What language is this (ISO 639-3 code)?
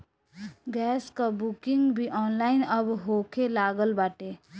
bho